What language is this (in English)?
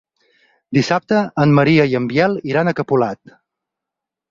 Catalan